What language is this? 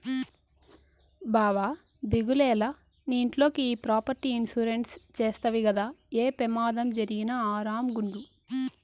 Telugu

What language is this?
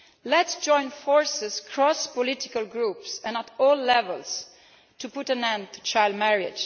English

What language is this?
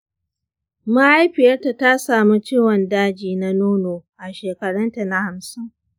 Hausa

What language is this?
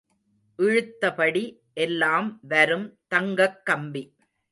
Tamil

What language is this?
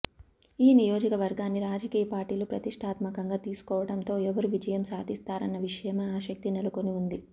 Telugu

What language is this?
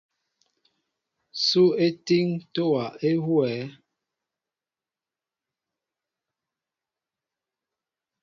Mbo (Cameroon)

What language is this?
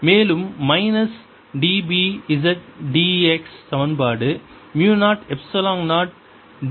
Tamil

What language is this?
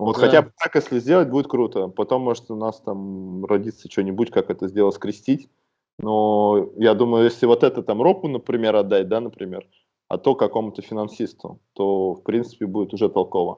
Russian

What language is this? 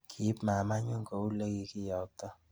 Kalenjin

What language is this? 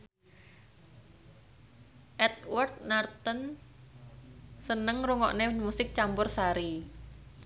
Javanese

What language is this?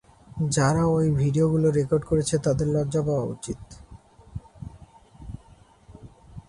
Bangla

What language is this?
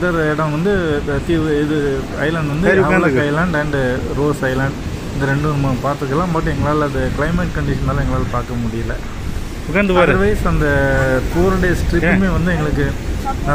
Thai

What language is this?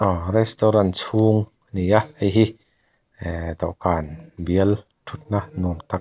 Mizo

